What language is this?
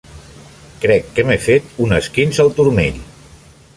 Catalan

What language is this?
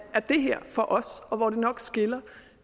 Danish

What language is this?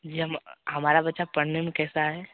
Hindi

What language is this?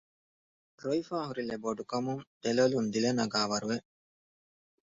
Divehi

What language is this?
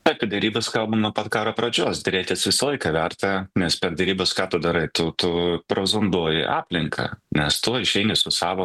Lithuanian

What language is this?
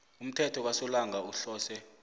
South Ndebele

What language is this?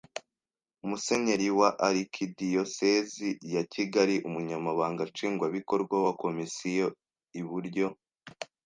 Kinyarwanda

